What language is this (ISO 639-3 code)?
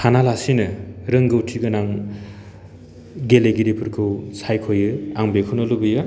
brx